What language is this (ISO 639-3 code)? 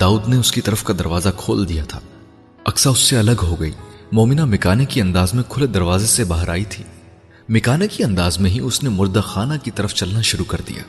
urd